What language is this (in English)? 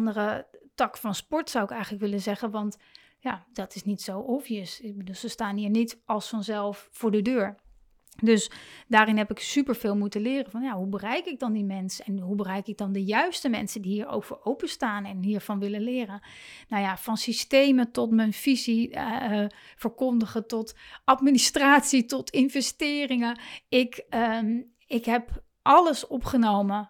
Dutch